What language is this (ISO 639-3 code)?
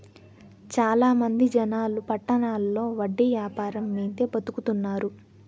tel